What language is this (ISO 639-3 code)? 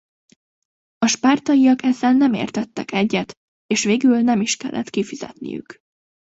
hun